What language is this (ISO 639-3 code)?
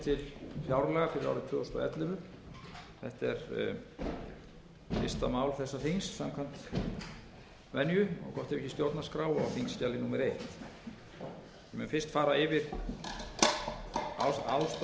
isl